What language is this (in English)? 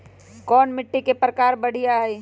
Magahi